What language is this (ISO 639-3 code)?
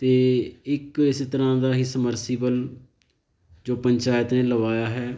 pan